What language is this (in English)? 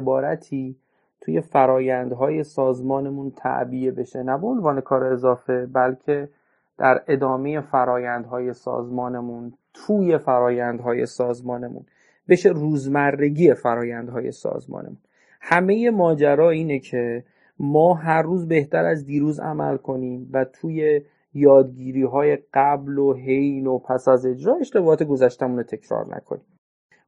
Persian